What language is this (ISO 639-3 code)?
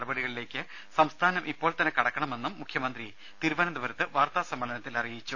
mal